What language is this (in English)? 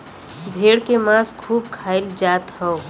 Bhojpuri